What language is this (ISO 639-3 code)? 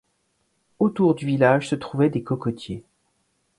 fra